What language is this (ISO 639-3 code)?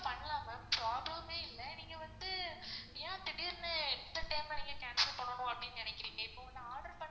tam